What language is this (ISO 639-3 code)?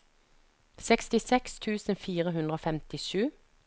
nor